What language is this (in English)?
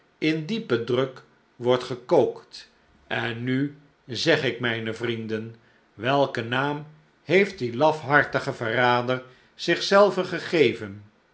Dutch